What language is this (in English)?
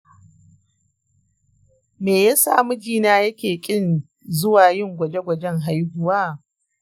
Hausa